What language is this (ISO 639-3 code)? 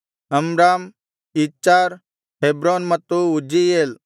kan